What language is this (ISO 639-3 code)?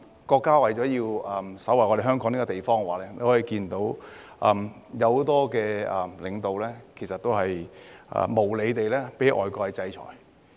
yue